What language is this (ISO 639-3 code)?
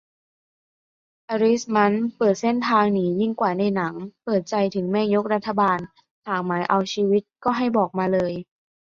tha